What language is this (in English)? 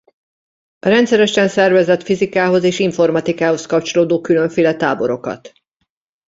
Hungarian